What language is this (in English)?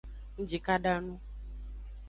Aja (Benin)